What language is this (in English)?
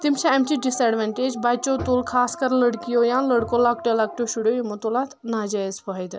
Kashmiri